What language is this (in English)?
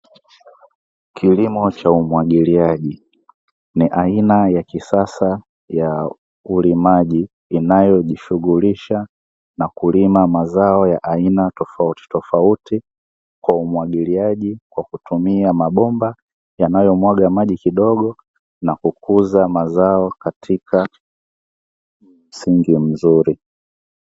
Swahili